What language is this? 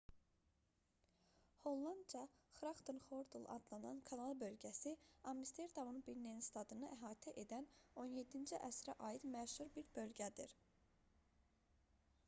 Azerbaijani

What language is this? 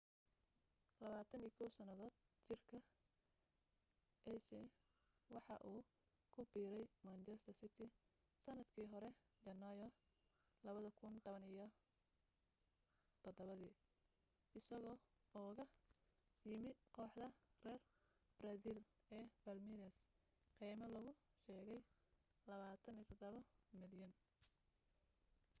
Somali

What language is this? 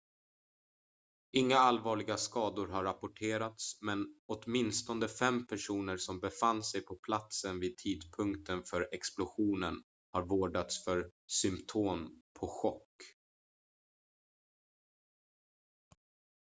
Swedish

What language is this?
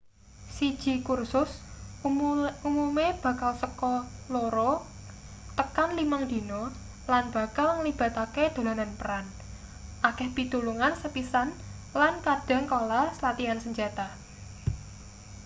Javanese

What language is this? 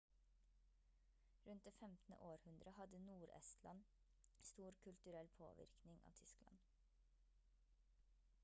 Norwegian Bokmål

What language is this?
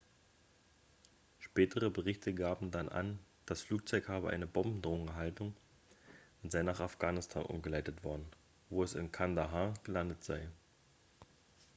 German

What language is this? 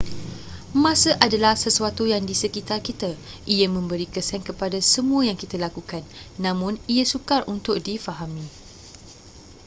Malay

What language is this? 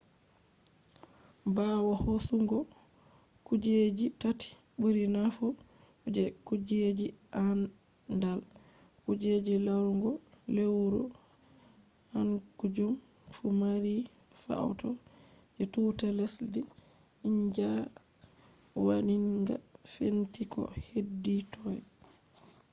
Fula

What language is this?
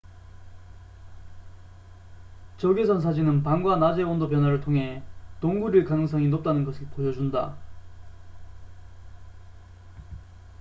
Korean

